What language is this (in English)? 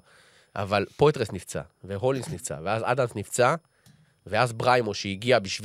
Hebrew